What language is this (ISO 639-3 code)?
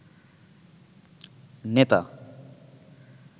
ben